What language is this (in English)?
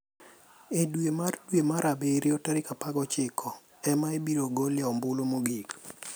Luo (Kenya and Tanzania)